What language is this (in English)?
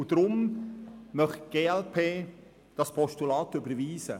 Swiss German